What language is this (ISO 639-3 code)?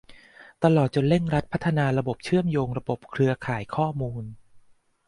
tha